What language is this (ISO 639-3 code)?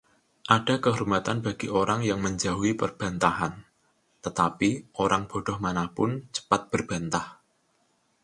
ind